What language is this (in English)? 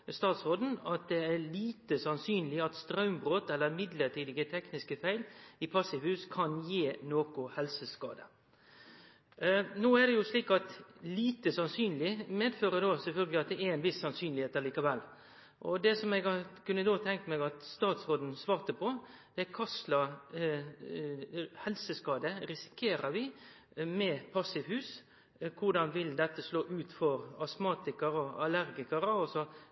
Norwegian Nynorsk